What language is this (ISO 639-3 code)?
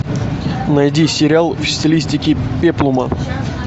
rus